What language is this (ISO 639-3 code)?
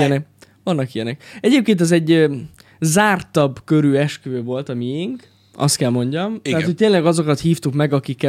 hun